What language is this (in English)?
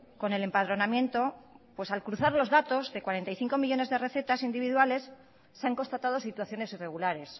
Spanish